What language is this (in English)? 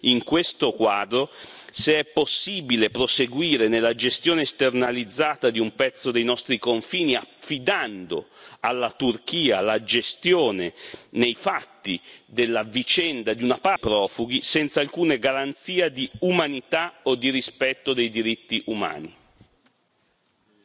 Italian